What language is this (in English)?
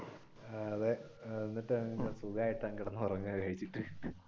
Malayalam